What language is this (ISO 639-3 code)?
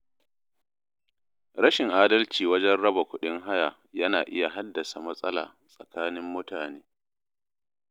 hau